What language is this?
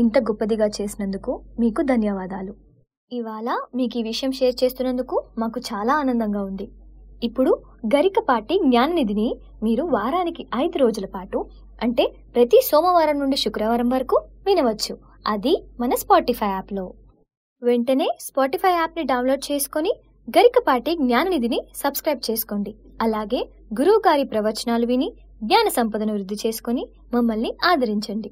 Telugu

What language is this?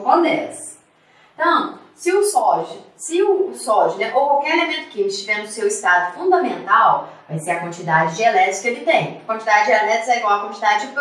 Portuguese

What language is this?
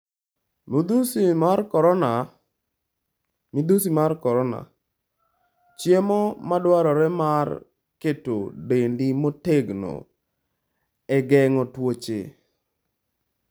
Luo (Kenya and Tanzania)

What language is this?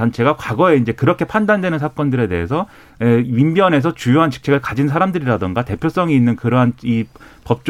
Korean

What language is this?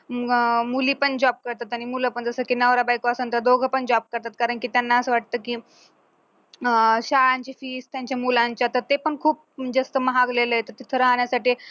Marathi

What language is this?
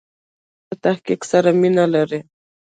Pashto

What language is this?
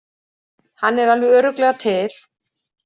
Icelandic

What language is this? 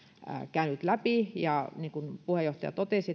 Finnish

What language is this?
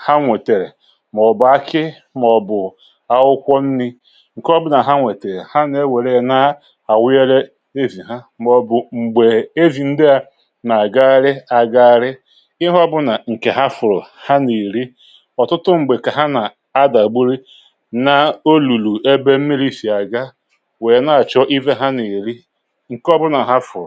Igbo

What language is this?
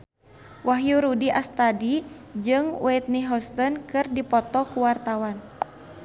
Sundanese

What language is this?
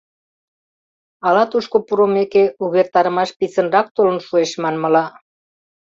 Mari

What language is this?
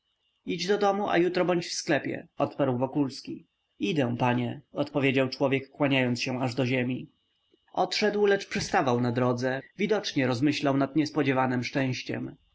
Polish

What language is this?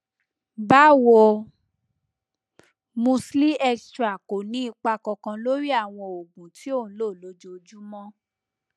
Yoruba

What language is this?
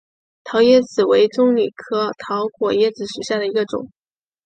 Chinese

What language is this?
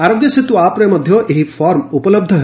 Odia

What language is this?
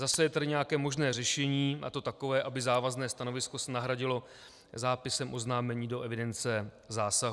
Czech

